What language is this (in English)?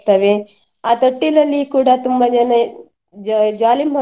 Kannada